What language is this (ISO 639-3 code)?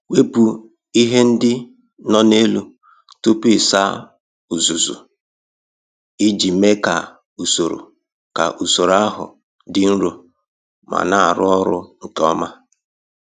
ibo